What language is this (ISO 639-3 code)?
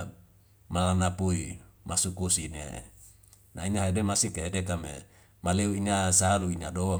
weo